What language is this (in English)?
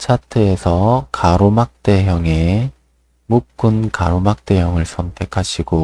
Korean